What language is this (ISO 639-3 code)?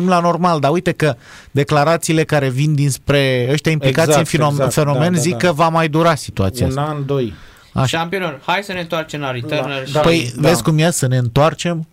ron